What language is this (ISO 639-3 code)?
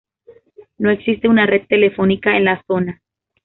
spa